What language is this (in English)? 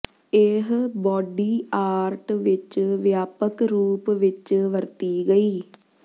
Punjabi